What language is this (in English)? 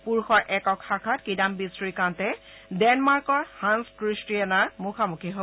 Assamese